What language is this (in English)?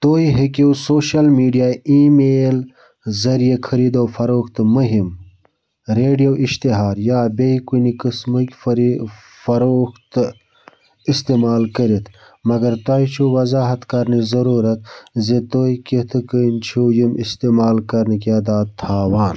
Kashmiri